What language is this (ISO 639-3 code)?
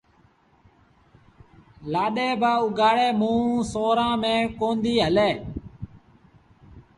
sbn